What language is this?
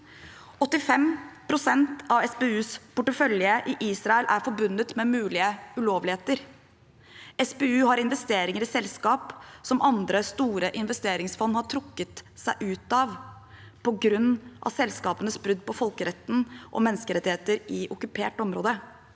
Norwegian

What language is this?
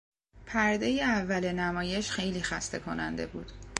Persian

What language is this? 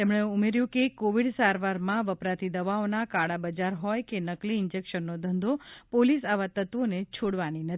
Gujarati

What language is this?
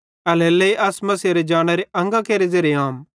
Bhadrawahi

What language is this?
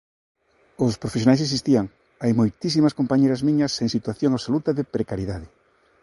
Galician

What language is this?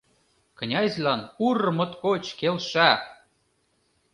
Mari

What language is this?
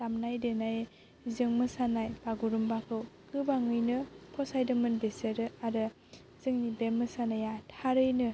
Bodo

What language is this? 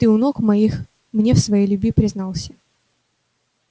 Russian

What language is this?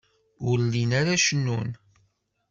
Kabyle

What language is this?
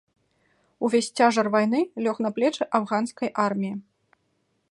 Belarusian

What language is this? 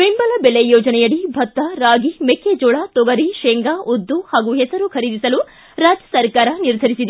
Kannada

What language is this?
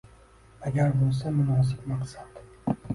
Uzbek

